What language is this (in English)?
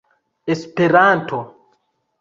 Esperanto